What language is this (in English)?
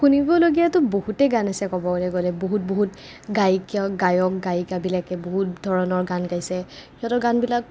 Assamese